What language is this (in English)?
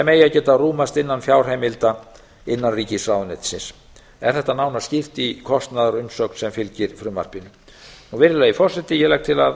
Icelandic